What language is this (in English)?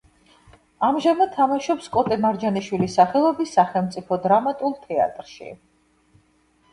Georgian